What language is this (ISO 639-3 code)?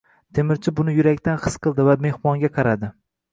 uzb